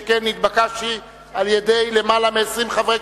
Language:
Hebrew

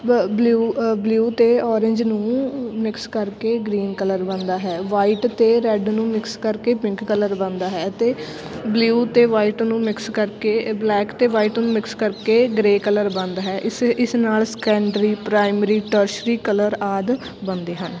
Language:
Punjabi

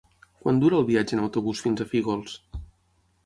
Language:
Catalan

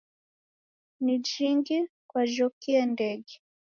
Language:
Taita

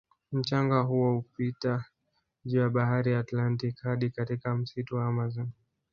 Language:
Swahili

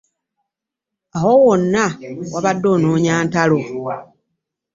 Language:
Ganda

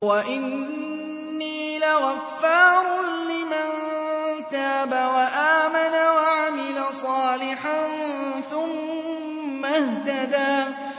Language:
Arabic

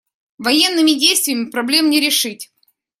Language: Russian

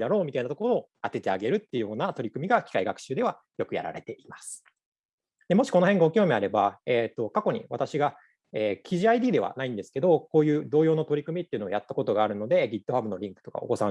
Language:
Japanese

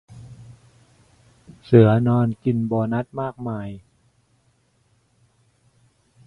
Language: Thai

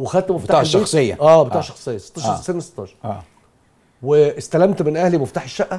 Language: Arabic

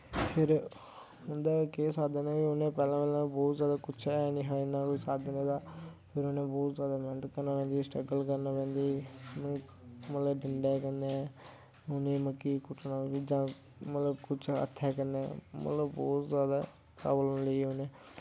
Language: Dogri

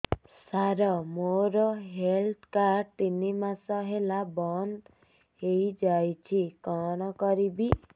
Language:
Odia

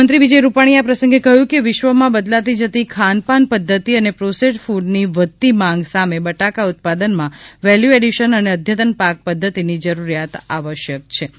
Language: Gujarati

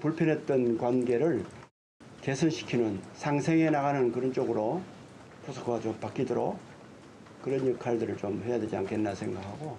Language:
Korean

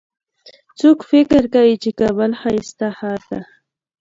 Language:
Pashto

